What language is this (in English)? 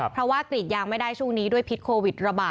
Thai